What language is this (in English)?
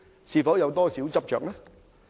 Cantonese